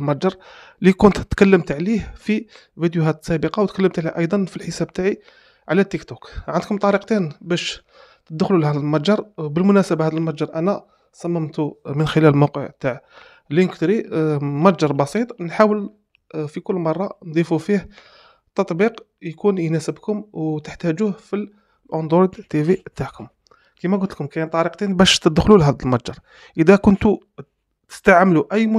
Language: Arabic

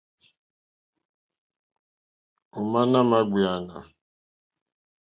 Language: Mokpwe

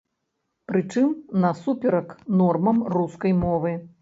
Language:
Belarusian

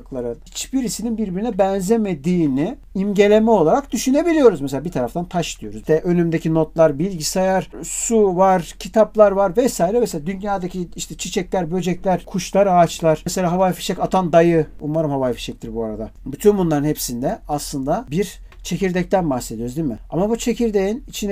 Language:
Turkish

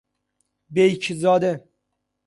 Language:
Persian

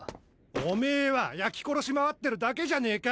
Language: Japanese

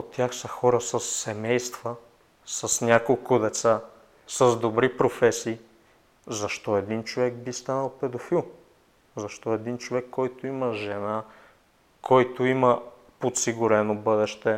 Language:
Bulgarian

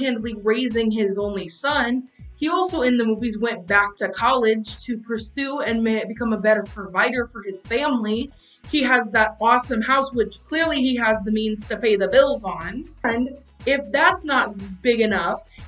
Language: English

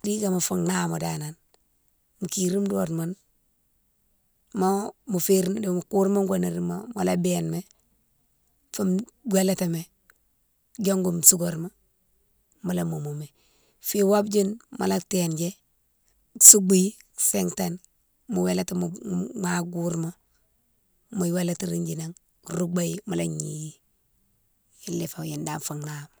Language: Mansoanka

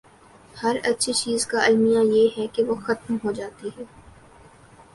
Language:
Urdu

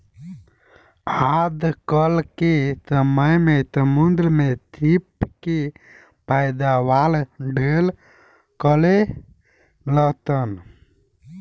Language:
Bhojpuri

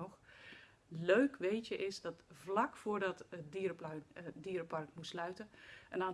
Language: Dutch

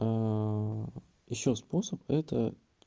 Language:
Russian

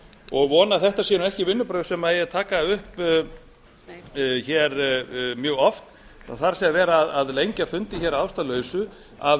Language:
Icelandic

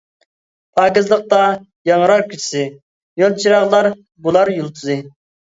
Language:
Uyghur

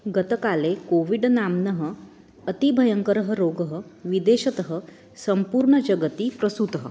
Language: Sanskrit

